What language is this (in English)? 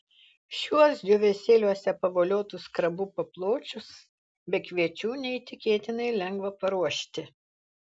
Lithuanian